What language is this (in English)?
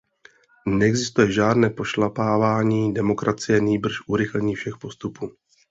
Czech